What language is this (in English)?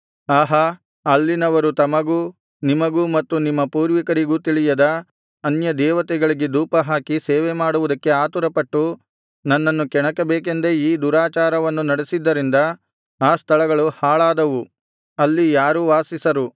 Kannada